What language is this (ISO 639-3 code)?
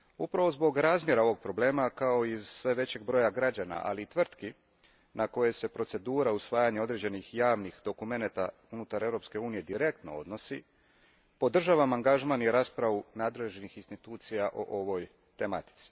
hrv